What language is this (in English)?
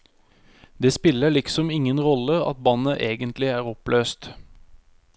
Norwegian